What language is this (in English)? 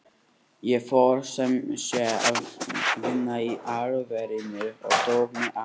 Icelandic